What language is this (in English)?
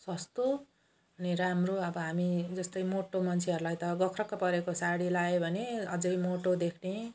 Nepali